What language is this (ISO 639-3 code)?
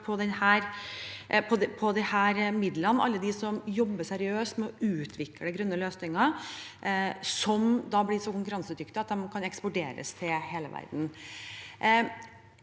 nor